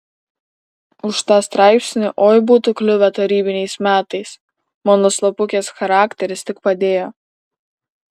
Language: Lithuanian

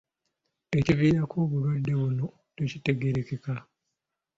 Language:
Ganda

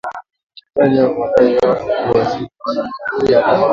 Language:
Swahili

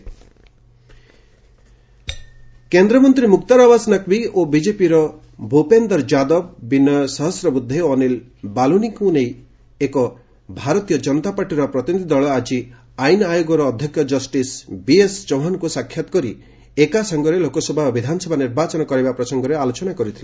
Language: Odia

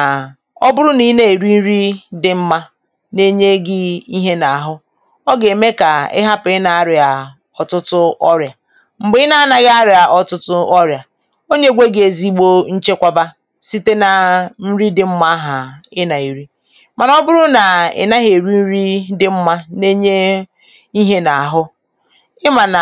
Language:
Igbo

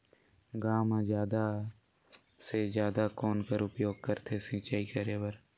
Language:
Chhattisgarhi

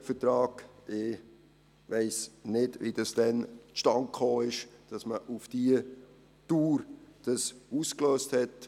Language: Swiss German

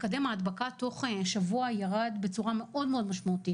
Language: Hebrew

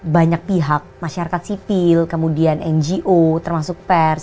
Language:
Indonesian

